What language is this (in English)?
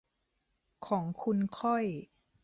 Thai